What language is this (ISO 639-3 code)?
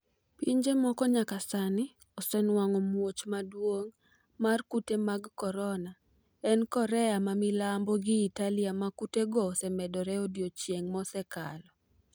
luo